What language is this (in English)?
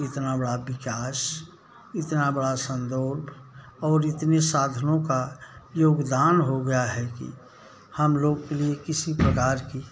Hindi